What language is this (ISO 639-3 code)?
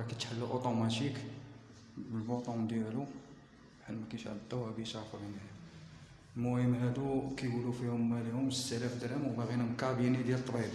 ara